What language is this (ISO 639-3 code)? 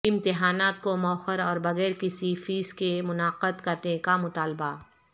urd